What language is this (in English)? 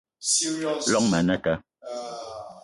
Eton (Cameroon)